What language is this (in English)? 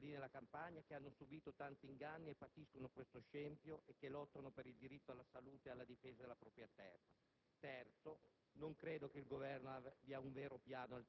Italian